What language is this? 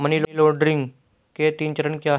Hindi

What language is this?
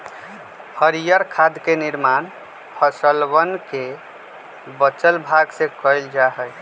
Magahi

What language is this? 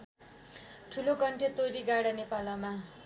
Nepali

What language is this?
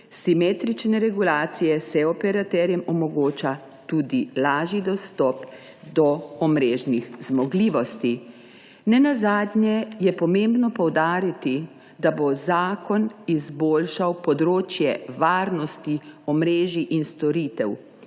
Slovenian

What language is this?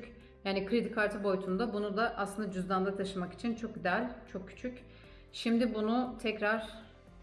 Turkish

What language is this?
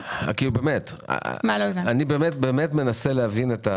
Hebrew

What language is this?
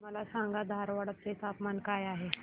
Marathi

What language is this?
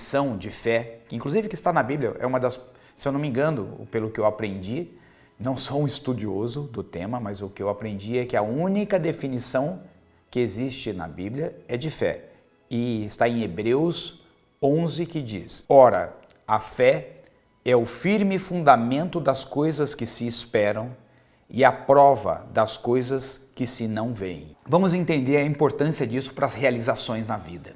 Portuguese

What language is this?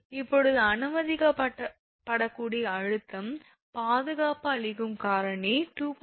Tamil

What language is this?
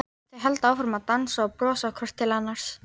Icelandic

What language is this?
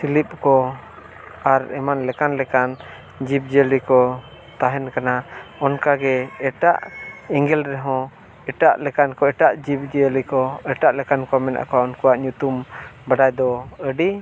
Santali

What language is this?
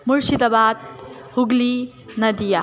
Nepali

